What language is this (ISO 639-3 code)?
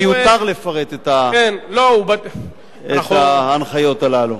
heb